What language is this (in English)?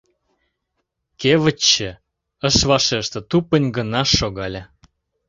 Mari